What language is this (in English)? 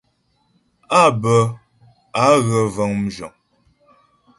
Ghomala